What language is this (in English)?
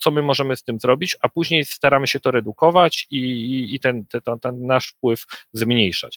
Polish